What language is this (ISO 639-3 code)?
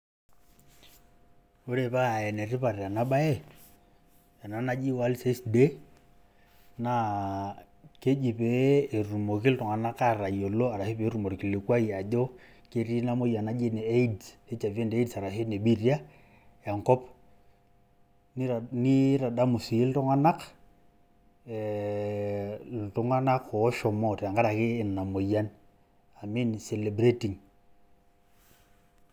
mas